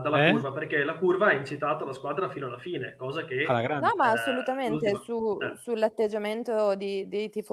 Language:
Italian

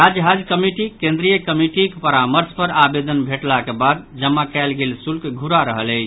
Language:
Maithili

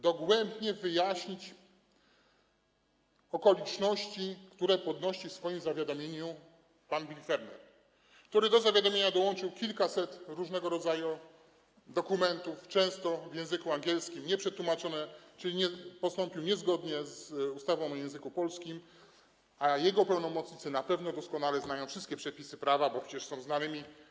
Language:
Polish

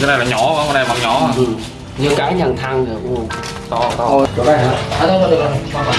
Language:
Vietnamese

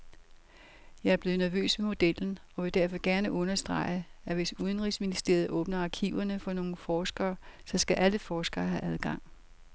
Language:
Danish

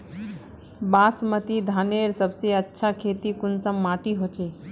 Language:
Magahi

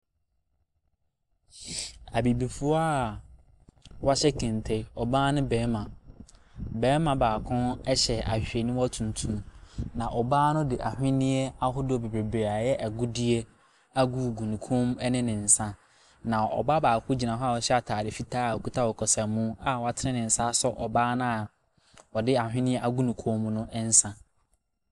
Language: Akan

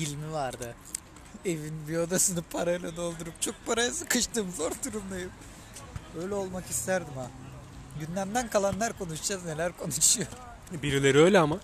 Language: Turkish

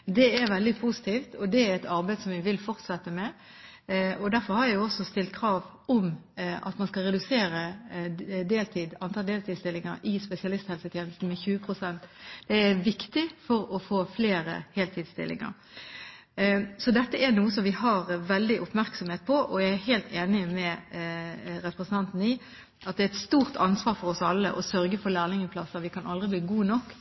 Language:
Norwegian Bokmål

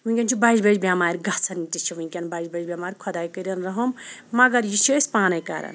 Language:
Kashmiri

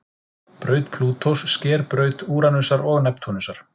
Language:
Icelandic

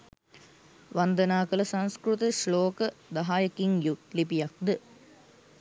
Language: Sinhala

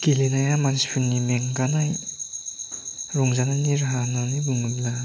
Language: Bodo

